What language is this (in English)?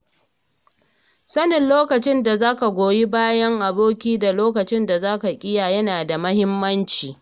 Hausa